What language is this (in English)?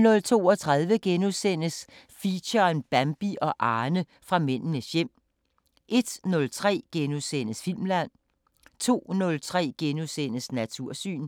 Danish